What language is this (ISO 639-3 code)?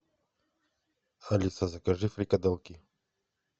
rus